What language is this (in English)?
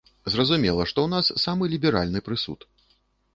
Belarusian